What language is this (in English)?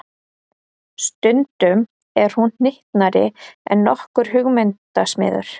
Icelandic